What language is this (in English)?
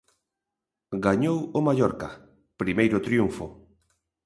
Galician